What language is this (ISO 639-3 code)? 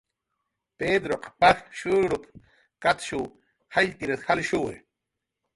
jqr